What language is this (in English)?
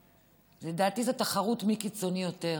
Hebrew